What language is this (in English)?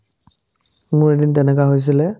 Assamese